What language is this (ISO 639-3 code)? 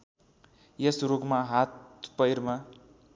nep